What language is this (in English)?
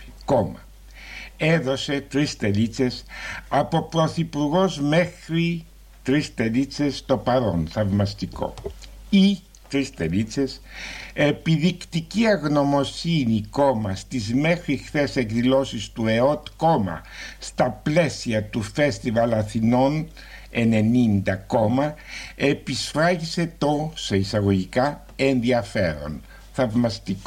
Greek